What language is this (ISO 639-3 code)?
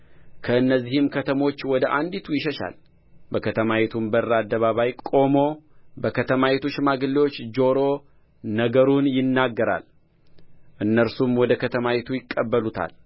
amh